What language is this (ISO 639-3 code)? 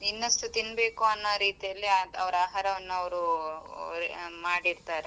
kan